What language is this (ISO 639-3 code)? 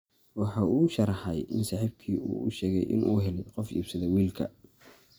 som